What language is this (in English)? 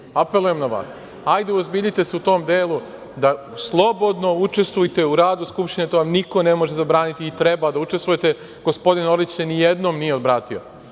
Serbian